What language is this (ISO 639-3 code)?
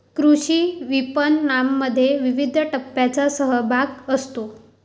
mar